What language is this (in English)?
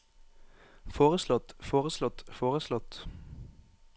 Norwegian